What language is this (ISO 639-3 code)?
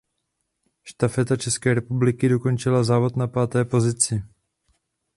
ces